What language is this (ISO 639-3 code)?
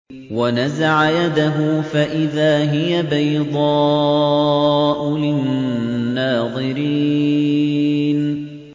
ara